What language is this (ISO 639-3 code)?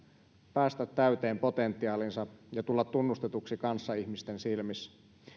fin